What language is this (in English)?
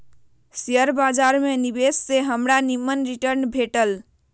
Magahi